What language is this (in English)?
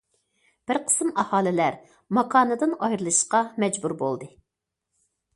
Uyghur